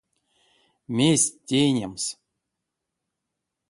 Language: Erzya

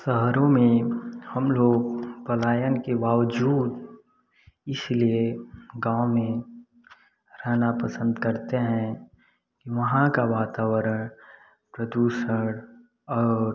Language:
Hindi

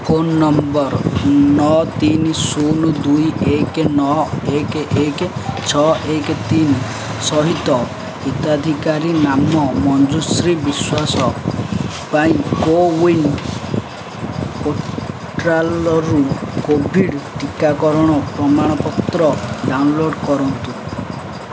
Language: Odia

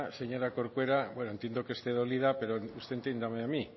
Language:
Spanish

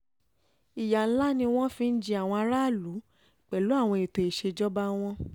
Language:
Yoruba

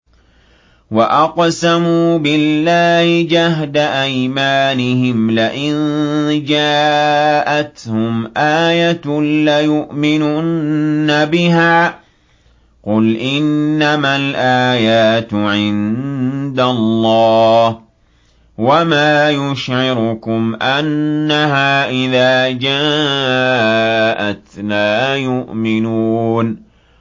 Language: Arabic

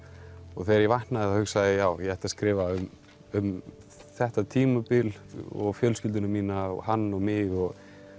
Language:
Icelandic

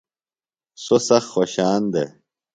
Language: Phalura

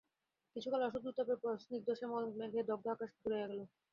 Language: Bangla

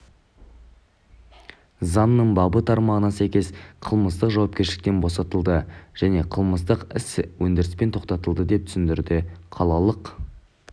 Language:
Kazakh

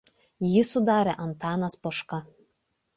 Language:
Lithuanian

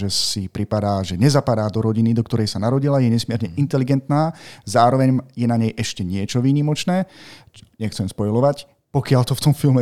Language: Slovak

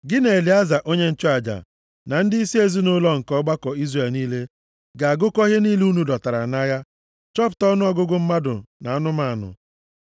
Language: Igbo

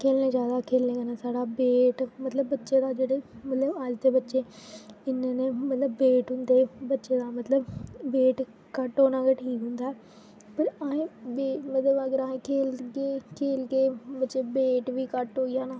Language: Dogri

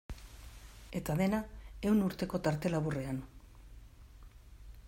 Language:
Basque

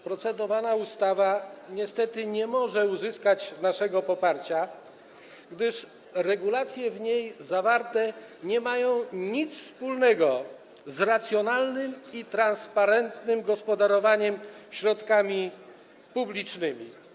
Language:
Polish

